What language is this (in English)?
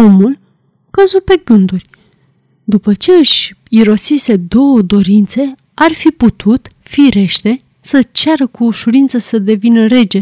Romanian